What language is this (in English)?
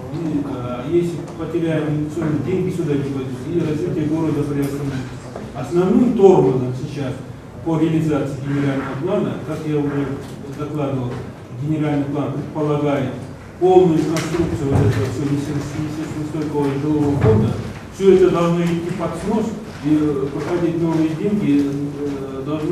Russian